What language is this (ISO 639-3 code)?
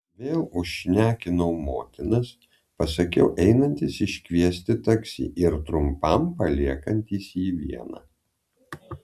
lit